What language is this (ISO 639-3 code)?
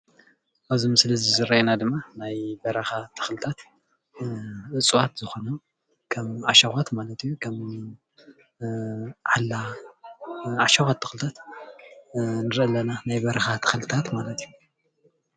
tir